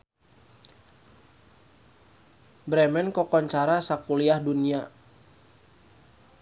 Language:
Sundanese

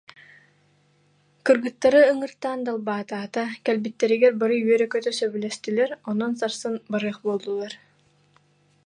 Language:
Yakut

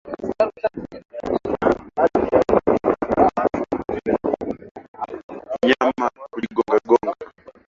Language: Swahili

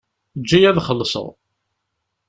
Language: Kabyle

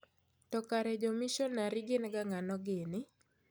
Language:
Luo (Kenya and Tanzania)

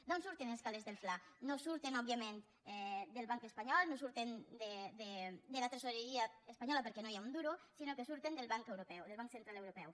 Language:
Catalan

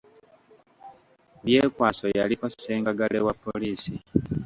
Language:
Ganda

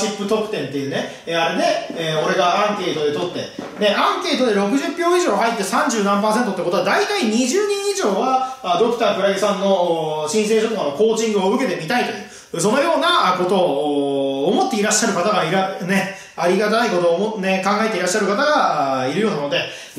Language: Japanese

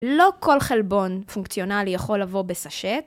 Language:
Hebrew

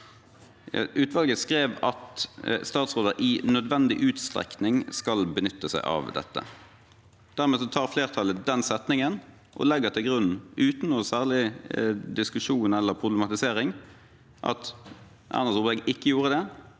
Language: Norwegian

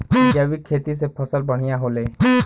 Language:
Bhojpuri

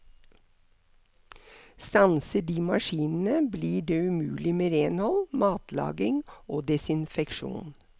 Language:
Norwegian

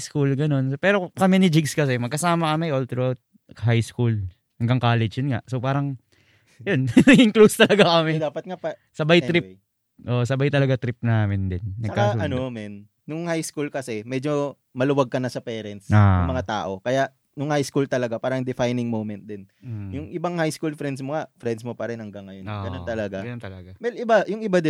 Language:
Filipino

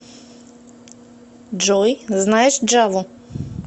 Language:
Russian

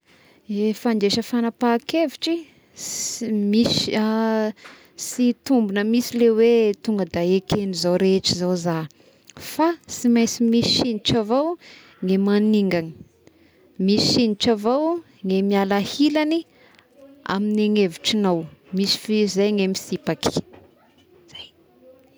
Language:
Tesaka Malagasy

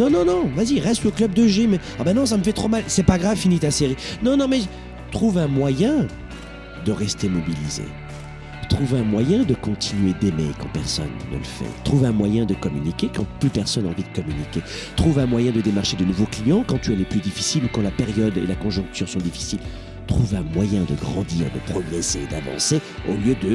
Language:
French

